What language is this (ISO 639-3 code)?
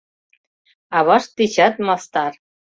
chm